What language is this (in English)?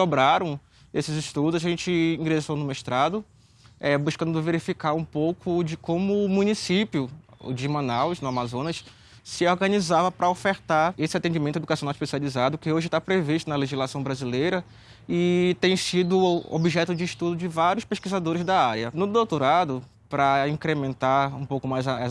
Portuguese